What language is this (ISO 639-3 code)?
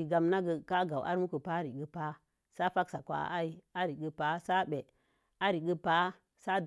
ver